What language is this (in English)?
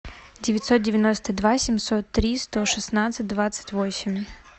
Russian